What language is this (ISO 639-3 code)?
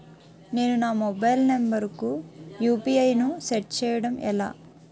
tel